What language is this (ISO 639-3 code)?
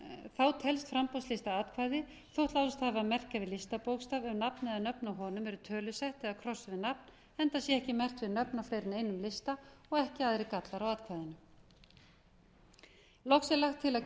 isl